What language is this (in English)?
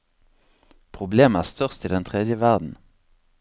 Norwegian